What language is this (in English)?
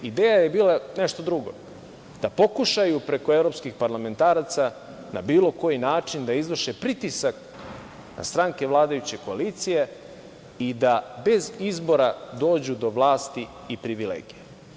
Serbian